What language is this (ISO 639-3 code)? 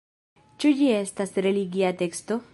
epo